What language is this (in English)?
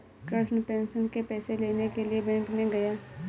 Hindi